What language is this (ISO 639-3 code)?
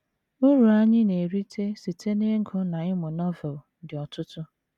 ibo